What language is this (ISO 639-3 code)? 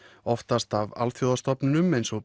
isl